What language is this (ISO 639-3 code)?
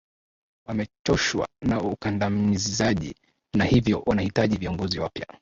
swa